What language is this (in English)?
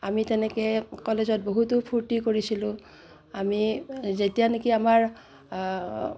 Assamese